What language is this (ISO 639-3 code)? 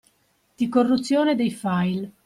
ita